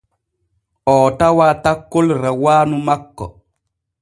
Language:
Borgu Fulfulde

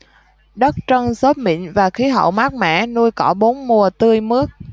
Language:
Vietnamese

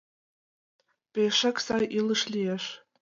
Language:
Mari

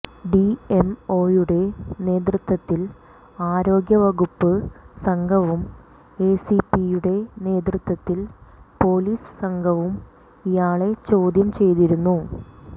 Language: Malayalam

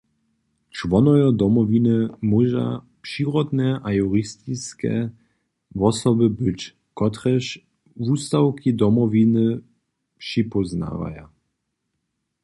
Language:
Upper Sorbian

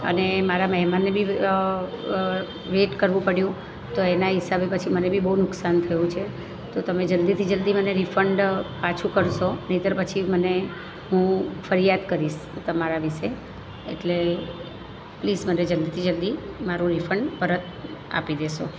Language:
Gujarati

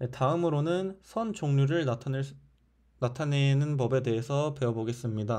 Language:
Korean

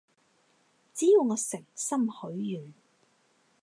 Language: Cantonese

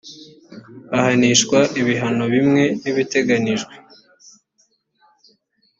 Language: Kinyarwanda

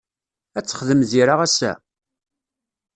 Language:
Kabyle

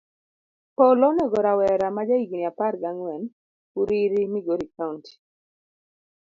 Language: Luo (Kenya and Tanzania)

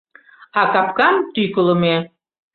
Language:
Mari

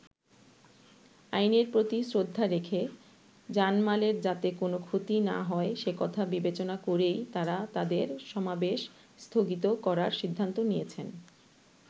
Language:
Bangla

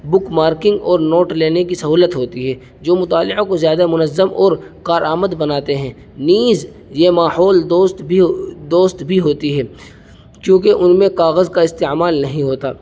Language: Urdu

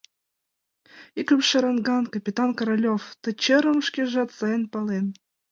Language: Mari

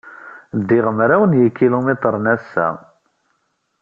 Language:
Kabyle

